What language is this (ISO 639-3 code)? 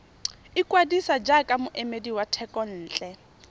tsn